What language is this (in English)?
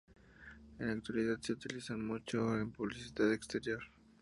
Spanish